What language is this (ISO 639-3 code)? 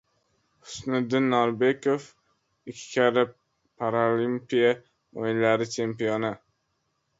uzb